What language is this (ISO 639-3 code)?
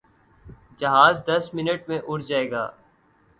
urd